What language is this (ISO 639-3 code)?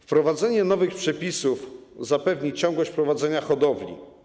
pol